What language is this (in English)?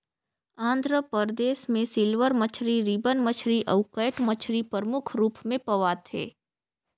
Chhattisgarhi